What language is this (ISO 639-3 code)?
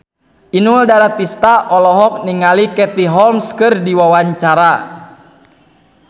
sun